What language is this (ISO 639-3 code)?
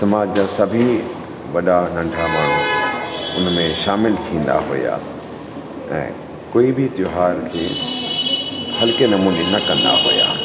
snd